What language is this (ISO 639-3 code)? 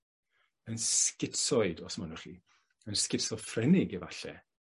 cym